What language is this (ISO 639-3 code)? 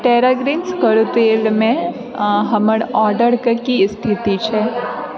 mai